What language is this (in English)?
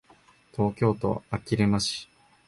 Japanese